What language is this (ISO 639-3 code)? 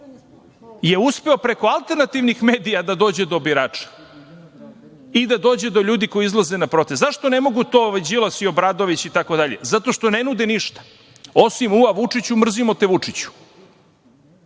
srp